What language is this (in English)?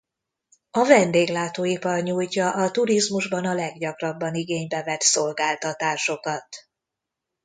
Hungarian